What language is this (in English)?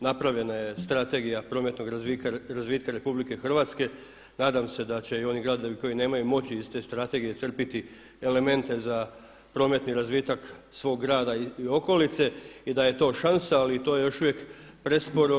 Croatian